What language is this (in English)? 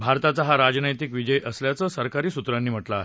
Marathi